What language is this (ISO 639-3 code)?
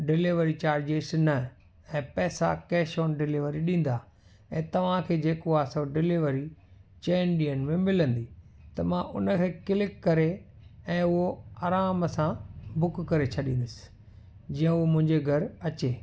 snd